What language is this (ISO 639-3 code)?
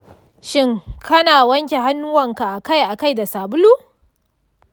hau